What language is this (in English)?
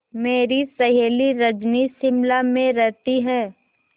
Hindi